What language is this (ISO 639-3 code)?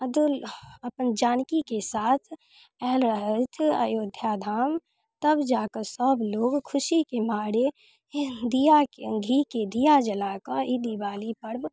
mai